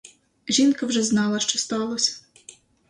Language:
Ukrainian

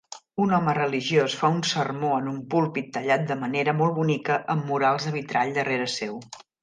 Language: Catalan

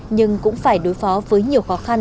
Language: Vietnamese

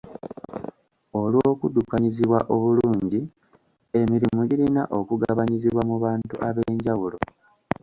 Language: Ganda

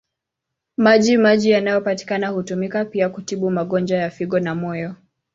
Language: Swahili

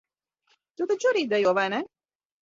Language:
Latvian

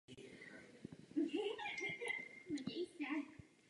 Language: Czech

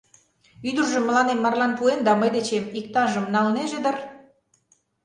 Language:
Mari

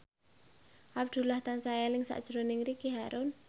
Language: Javanese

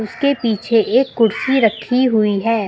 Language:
Hindi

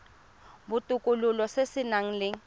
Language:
Tswana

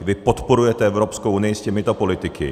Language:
Czech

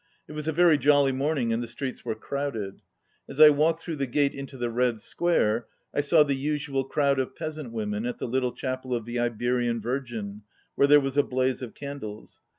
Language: English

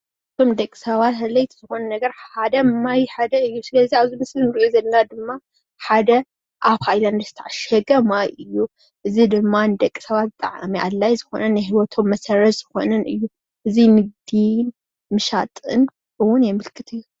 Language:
Tigrinya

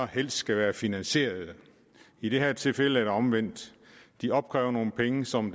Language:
Danish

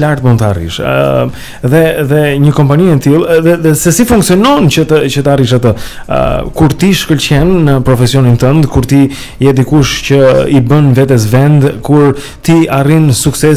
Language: Romanian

